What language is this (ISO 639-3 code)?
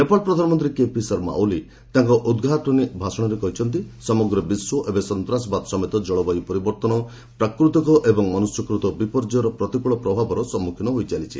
ori